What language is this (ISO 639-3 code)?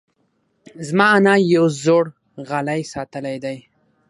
pus